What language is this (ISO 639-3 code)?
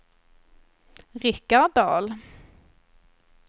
swe